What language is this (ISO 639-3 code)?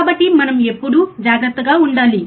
tel